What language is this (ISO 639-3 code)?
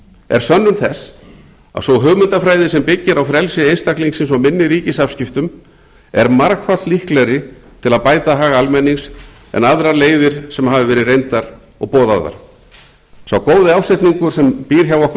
isl